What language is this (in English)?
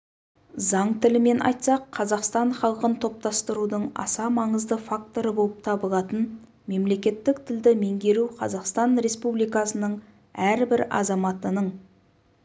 Kazakh